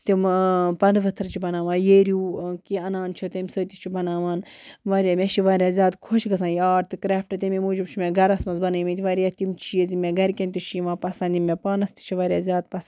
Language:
Kashmiri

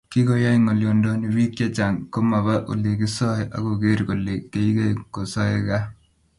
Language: Kalenjin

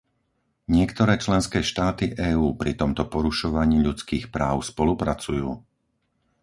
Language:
Slovak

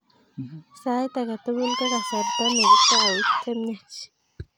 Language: Kalenjin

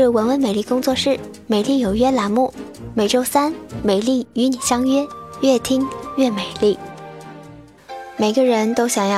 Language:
Chinese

